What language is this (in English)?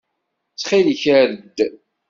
Kabyle